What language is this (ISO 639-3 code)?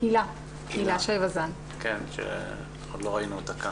heb